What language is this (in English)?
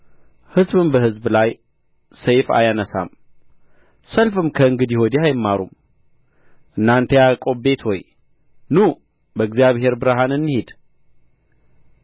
Amharic